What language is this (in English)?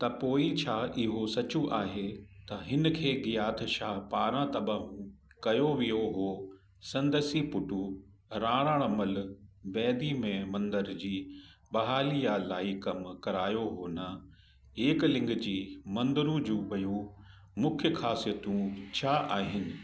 Sindhi